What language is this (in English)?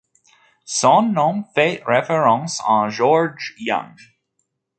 French